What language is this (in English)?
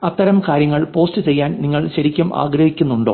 Malayalam